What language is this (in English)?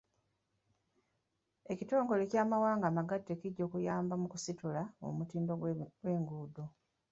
Ganda